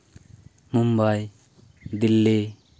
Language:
Santali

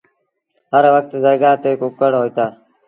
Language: Sindhi Bhil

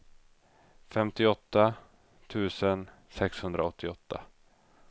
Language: Swedish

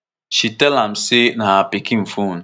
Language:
Nigerian Pidgin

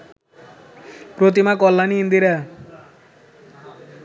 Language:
Bangla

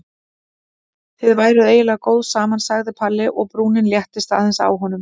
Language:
Icelandic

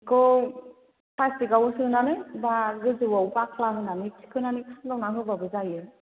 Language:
Bodo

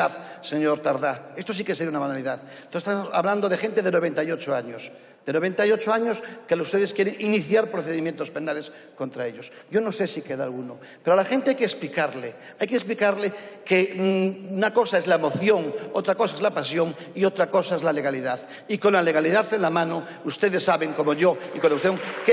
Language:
Spanish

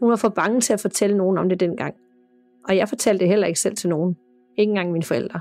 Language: Danish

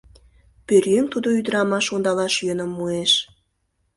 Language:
Mari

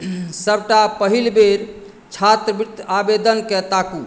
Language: Maithili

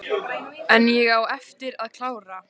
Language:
Icelandic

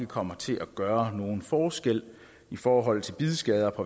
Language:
Danish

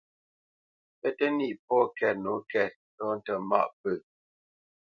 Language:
Bamenyam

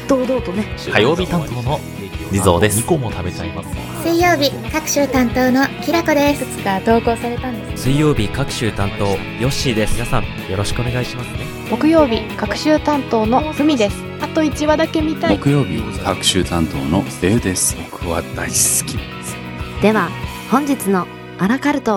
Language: Japanese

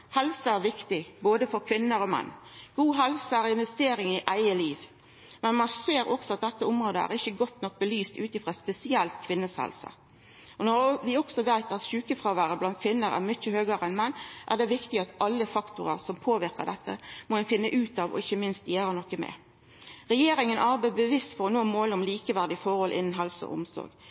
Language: Norwegian Nynorsk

